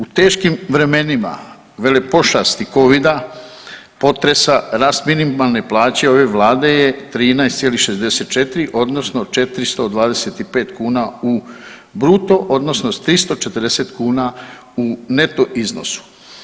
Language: Croatian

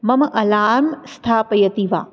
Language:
Sanskrit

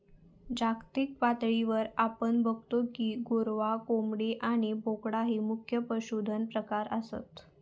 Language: Marathi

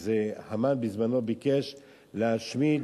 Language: Hebrew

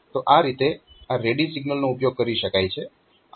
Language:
Gujarati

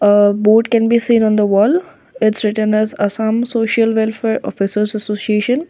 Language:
English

